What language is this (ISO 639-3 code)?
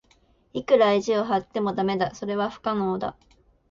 jpn